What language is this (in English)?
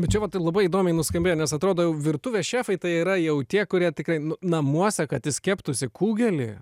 Lithuanian